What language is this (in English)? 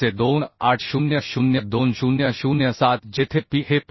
Marathi